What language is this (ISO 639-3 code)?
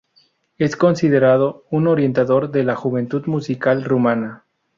spa